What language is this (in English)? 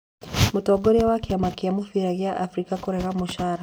Kikuyu